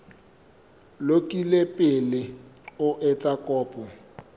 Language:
Southern Sotho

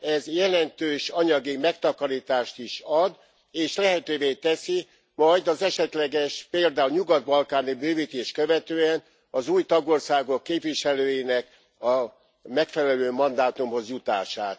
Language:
Hungarian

